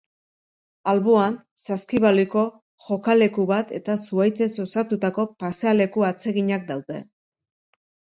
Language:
Basque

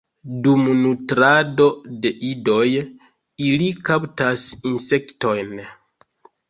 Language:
Esperanto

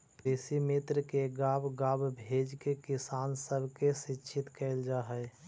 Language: Magahi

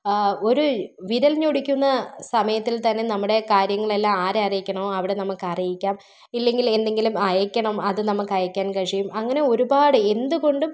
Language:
Malayalam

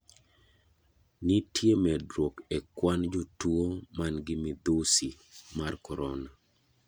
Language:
Luo (Kenya and Tanzania)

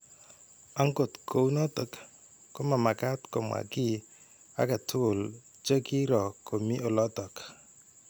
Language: Kalenjin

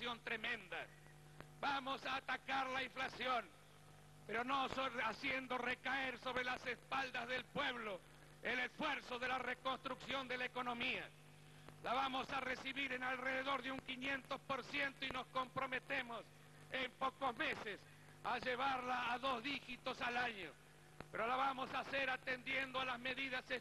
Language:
Spanish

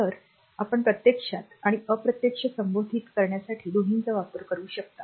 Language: Marathi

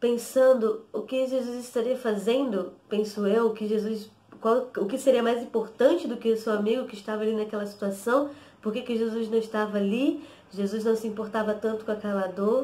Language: Portuguese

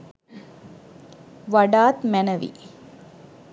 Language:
Sinhala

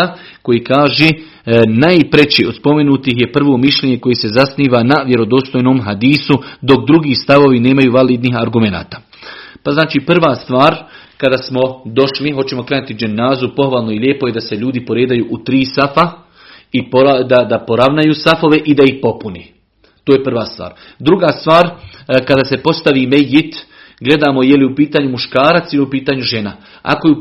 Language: Croatian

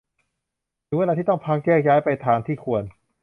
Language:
Thai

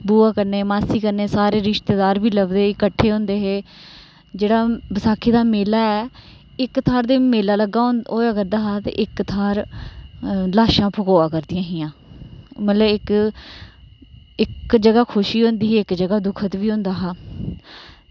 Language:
Dogri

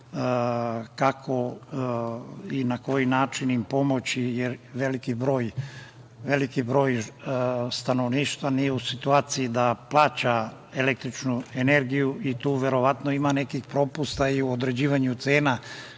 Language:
Serbian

